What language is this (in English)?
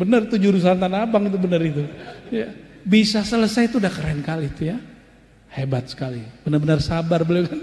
Indonesian